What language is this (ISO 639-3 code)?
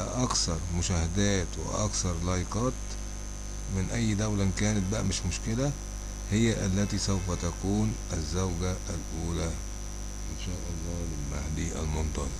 ara